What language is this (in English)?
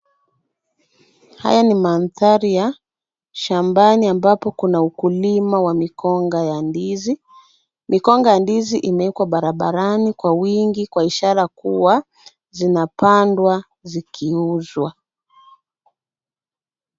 Swahili